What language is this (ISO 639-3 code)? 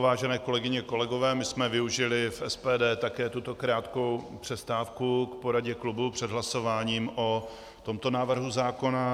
ces